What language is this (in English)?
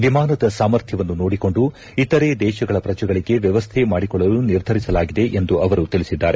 Kannada